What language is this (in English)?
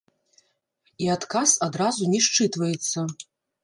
Belarusian